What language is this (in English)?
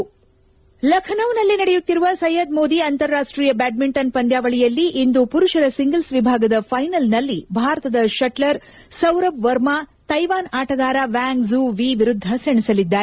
Kannada